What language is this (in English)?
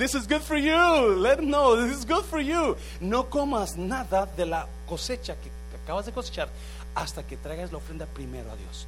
Spanish